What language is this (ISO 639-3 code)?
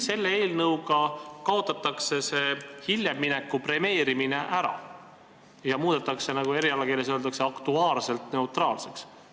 est